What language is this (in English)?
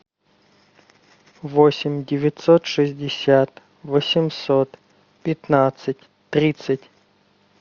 Russian